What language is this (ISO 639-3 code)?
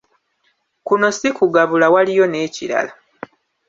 lug